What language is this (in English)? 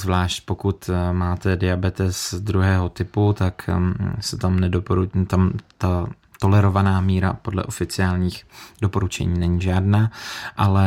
Czech